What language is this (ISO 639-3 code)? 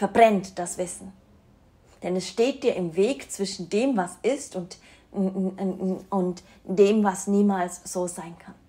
deu